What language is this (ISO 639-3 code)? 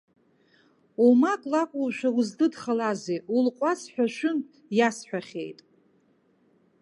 abk